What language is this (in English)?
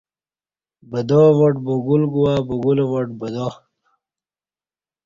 Kati